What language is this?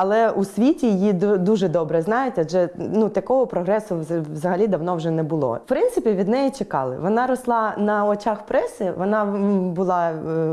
Ukrainian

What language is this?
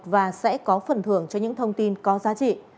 Vietnamese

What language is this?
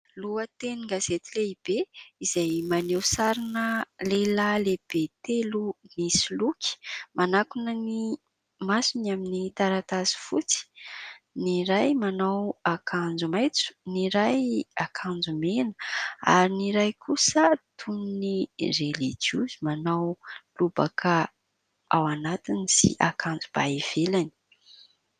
Malagasy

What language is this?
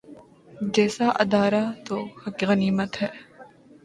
Urdu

